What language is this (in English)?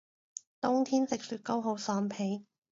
Cantonese